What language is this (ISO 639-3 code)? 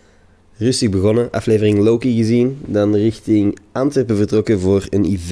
nld